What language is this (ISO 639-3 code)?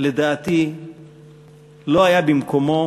heb